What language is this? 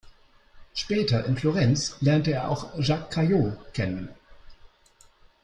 German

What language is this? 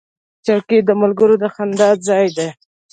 Pashto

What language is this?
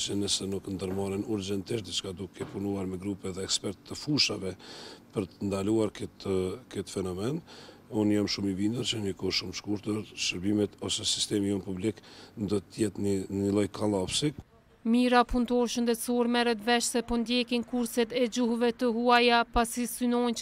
Romanian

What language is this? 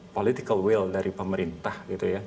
Indonesian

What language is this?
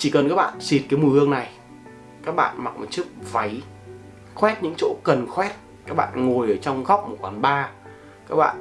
Vietnamese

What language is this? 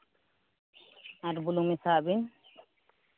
Santali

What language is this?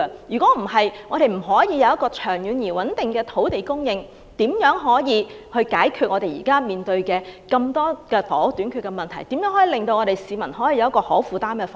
Cantonese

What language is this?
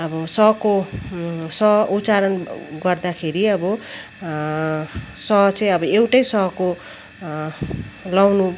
Nepali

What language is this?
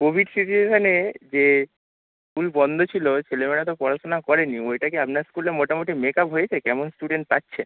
Bangla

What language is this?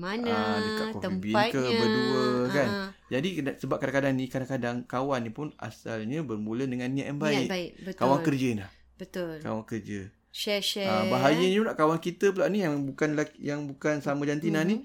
Malay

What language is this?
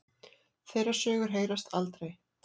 Icelandic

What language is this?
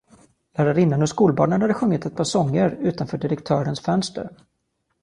Swedish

